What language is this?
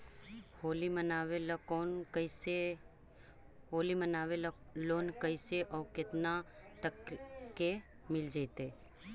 Magahi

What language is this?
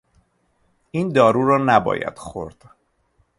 Persian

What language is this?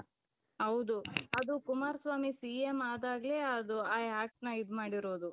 Kannada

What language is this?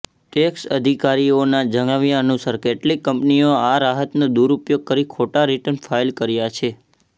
Gujarati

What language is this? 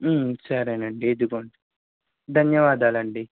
Telugu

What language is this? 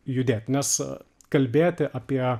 Lithuanian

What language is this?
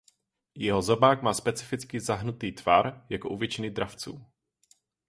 Czech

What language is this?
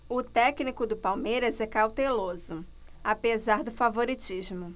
Portuguese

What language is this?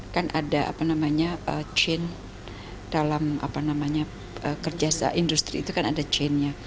Indonesian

